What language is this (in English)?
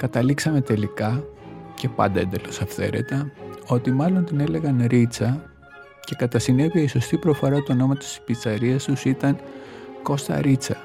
Greek